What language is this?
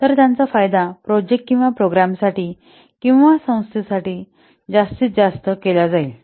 Marathi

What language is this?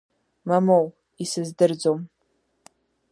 Abkhazian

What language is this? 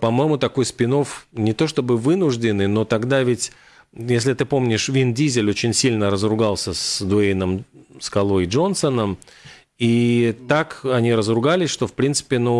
Russian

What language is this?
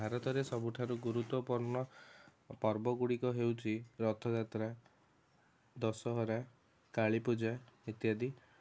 Odia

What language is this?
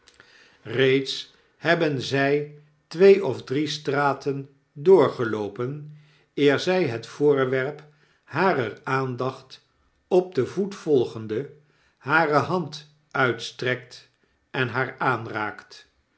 Dutch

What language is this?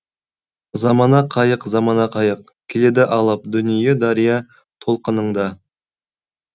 Kazakh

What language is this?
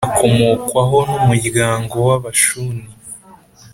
Kinyarwanda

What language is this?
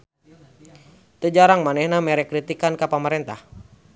Sundanese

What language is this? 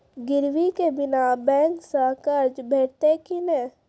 Maithili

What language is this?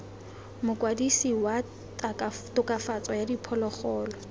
Tswana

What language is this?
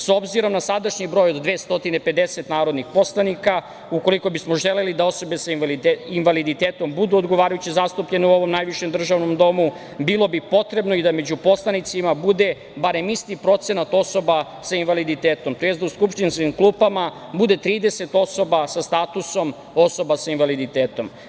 Serbian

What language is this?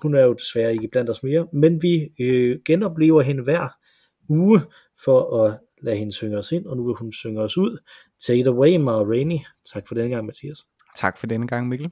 Danish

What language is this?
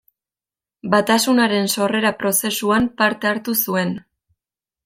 Basque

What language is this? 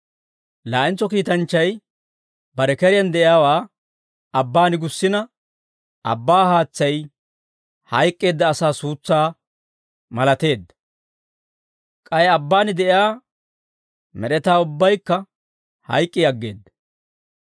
Dawro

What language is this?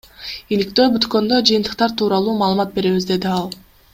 Kyrgyz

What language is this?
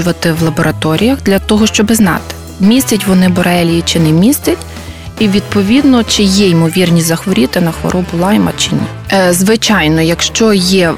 Ukrainian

